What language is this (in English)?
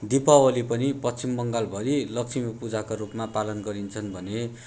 Nepali